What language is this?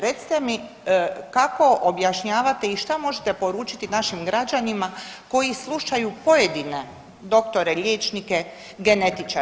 Croatian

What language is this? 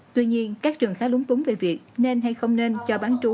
Vietnamese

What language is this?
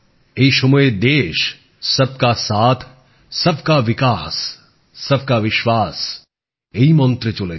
Bangla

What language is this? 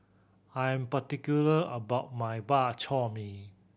English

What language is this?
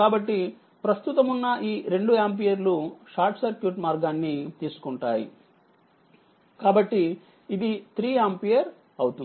Telugu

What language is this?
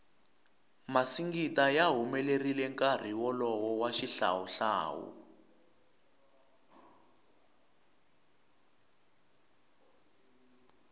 Tsonga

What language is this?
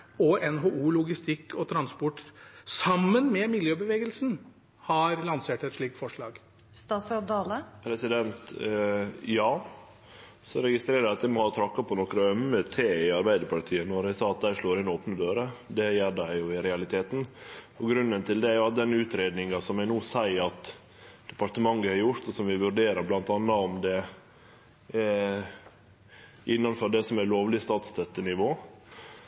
Norwegian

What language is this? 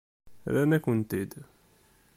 Kabyle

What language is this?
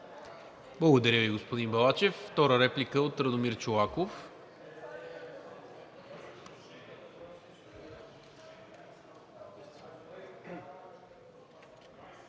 Bulgarian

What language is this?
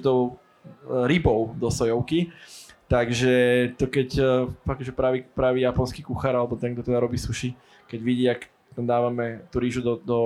Slovak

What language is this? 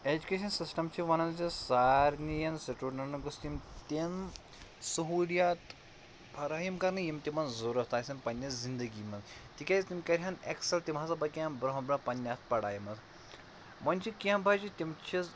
Kashmiri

